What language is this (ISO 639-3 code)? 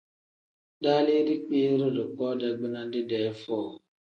kdh